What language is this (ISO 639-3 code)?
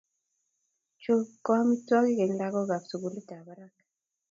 kln